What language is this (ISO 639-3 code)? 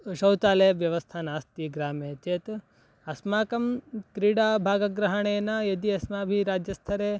san